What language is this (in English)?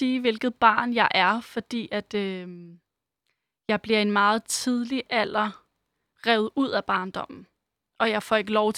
Danish